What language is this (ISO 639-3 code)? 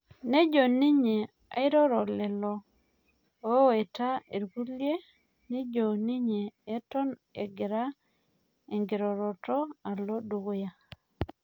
mas